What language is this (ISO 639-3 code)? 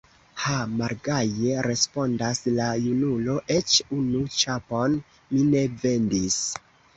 epo